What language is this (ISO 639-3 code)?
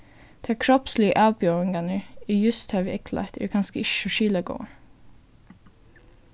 fao